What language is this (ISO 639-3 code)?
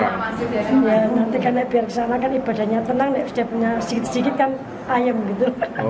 ind